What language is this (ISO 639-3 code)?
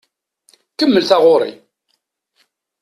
kab